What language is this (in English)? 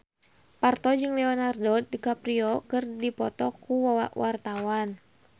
Sundanese